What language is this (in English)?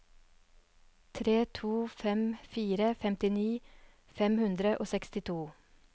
Norwegian